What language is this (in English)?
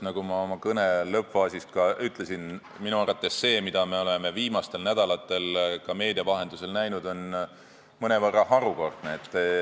Estonian